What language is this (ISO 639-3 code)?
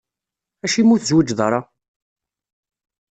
kab